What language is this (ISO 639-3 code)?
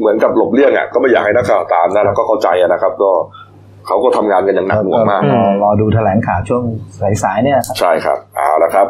tha